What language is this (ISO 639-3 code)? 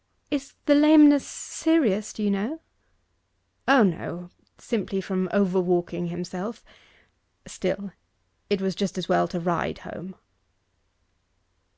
eng